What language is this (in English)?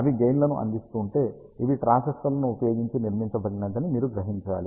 Telugu